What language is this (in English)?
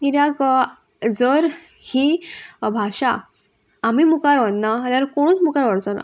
Konkani